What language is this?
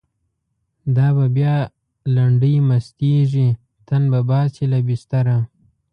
Pashto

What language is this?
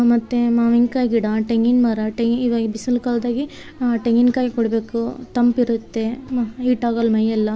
Kannada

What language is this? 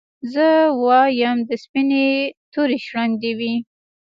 Pashto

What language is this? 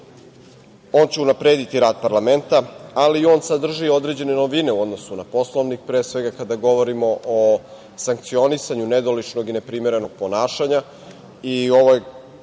Serbian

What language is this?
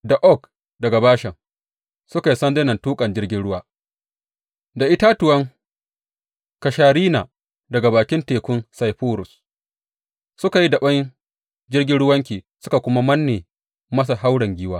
Hausa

